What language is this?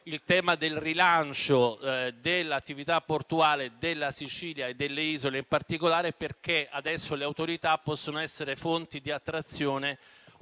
Italian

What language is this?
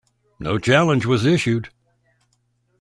English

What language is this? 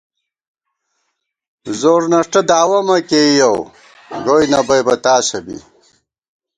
Gawar-Bati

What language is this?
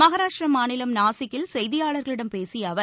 Tamil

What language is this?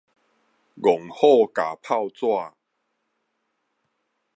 Min Nan Chinese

